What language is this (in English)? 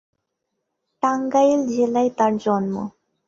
Bangla